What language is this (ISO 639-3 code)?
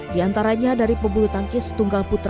ind